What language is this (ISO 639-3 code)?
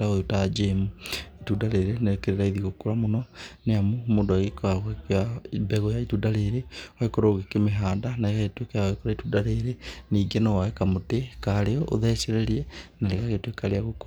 kik